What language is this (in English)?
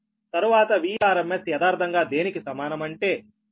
Telugu